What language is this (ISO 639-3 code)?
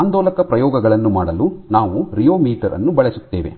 kan